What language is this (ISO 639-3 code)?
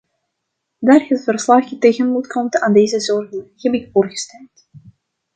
nld